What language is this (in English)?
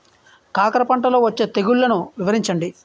Telugu